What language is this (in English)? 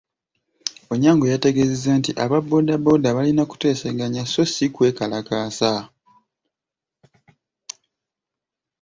Ganda